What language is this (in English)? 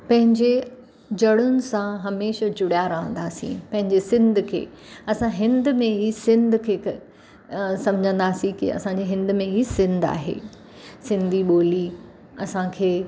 Sindhi